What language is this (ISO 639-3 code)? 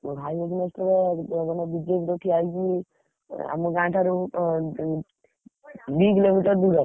ori